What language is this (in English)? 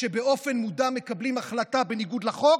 Hebrew